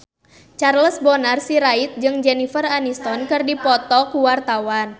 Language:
Sundanese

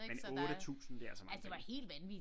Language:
Danish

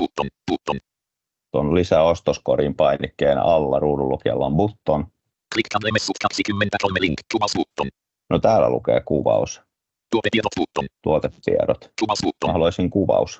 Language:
Finnish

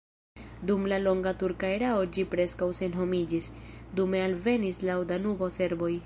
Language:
Esperanto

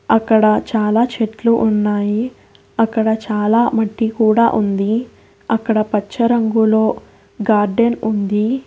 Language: Telugu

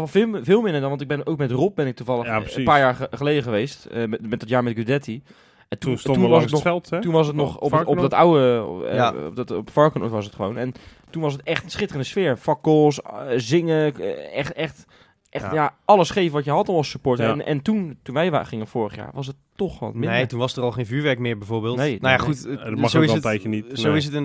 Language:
Dutch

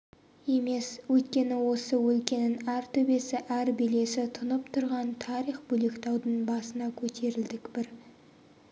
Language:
Kazakh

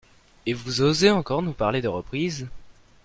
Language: French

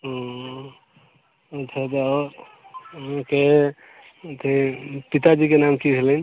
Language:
Maithili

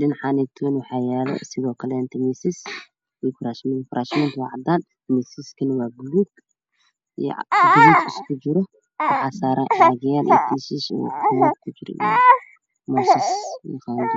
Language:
Somali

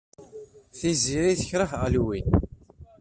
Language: Kabyle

